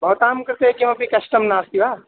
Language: Sanskrit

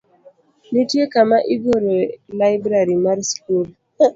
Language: Luo (Kenya and Tanzania)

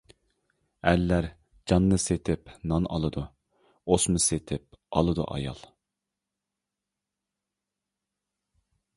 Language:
Uyghur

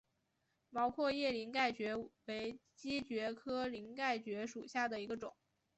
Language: Chinese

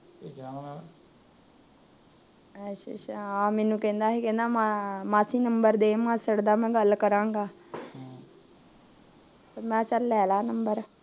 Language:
Punjabi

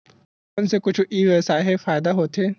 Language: Chhattisgarhi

